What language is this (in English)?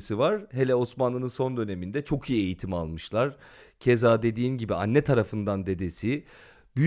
Turkish